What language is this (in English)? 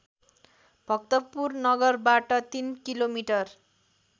Nepali